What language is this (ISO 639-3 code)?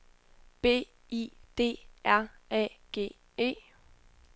dan